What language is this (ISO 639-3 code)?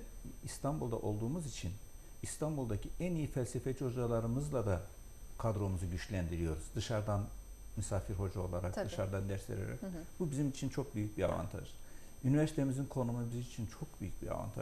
tur